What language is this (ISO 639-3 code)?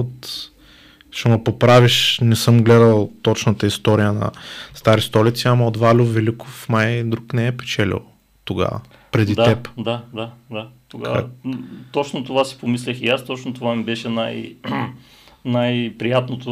bul